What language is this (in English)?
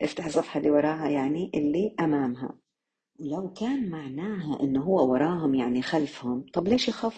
Arabic